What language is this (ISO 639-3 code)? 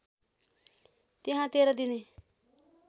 nep